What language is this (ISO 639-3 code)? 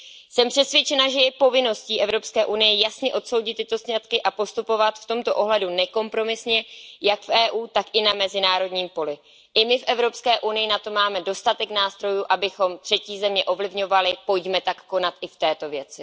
ces